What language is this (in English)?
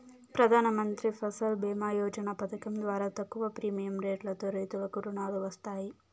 Telugu